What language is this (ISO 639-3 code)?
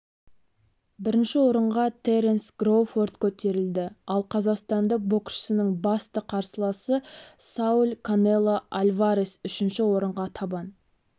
kaz